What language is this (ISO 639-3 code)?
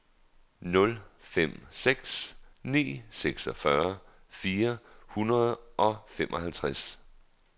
dan